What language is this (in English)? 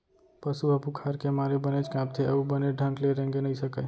Chhattisgarhi